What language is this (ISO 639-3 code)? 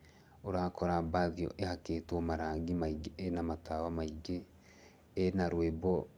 kik